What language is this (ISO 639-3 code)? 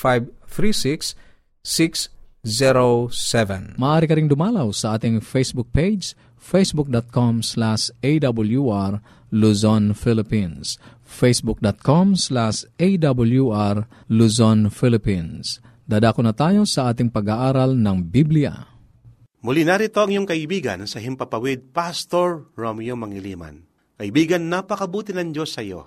fil